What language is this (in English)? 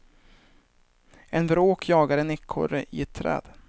Swedish